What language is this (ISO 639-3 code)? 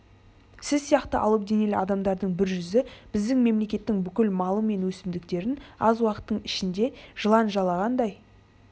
kaz